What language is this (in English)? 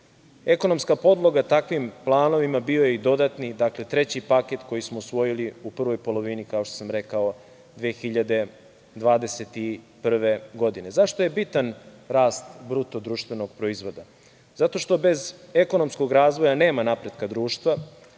Serbian